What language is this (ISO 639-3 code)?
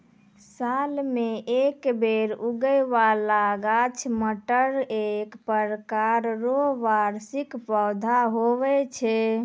mai